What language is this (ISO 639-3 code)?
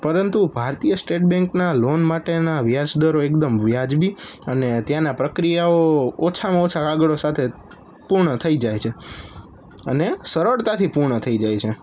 guj